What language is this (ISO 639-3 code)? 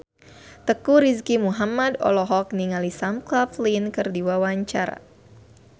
sun